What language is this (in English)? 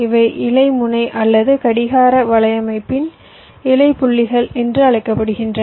Tamil